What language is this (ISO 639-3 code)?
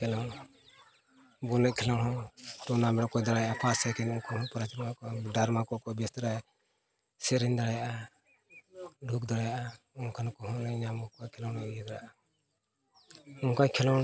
sat